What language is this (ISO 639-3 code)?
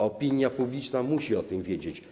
pol